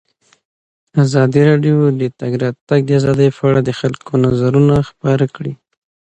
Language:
Pashto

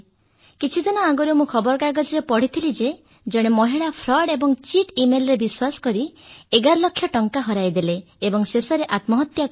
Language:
Odia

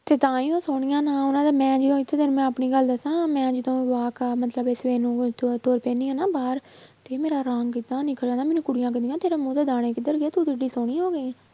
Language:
Punjabi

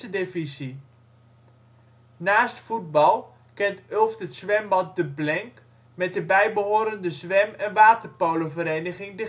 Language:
Dutch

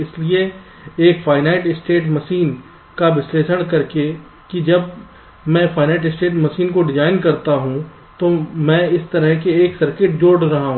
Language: Hindi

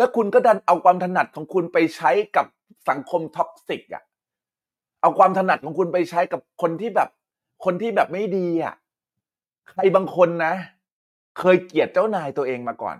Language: Thai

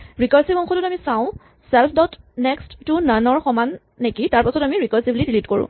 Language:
Assamese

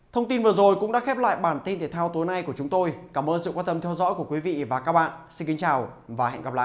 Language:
Vietnamese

